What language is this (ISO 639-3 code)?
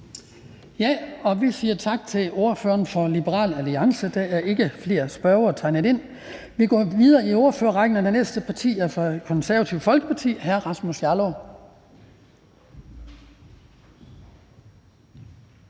dan